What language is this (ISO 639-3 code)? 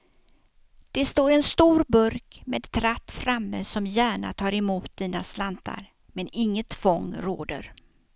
swe